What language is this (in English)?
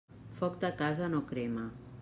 Catalan